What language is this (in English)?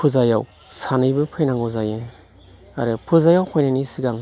Bodo